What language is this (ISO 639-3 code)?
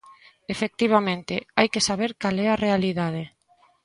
glg